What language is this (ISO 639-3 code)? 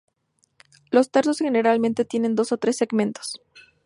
spa